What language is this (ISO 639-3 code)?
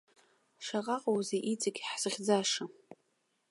abk